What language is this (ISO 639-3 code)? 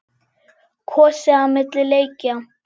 isl